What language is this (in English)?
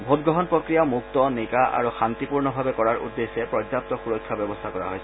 Assamese